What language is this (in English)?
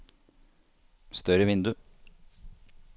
Norwegian